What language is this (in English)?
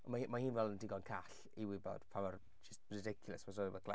Welsh